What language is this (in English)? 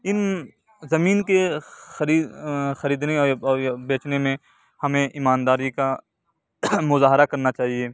Urdu